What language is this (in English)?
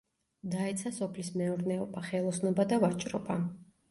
Georgian